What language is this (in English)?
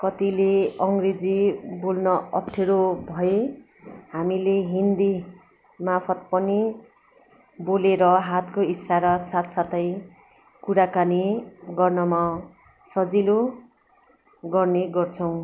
Nepali